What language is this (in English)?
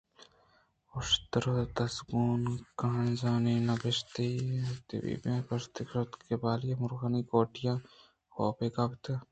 Eastern Balochi